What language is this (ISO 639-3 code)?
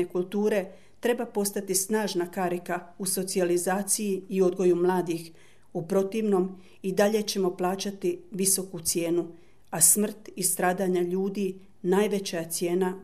hrv